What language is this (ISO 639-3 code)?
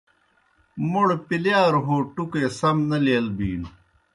plk